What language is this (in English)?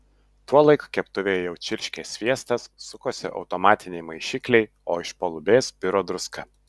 Lithuanian